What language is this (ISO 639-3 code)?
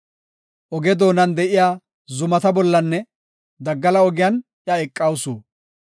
gof